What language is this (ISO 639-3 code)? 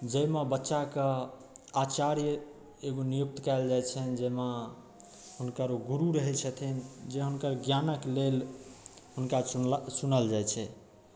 mai